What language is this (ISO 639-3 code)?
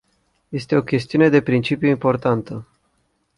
ron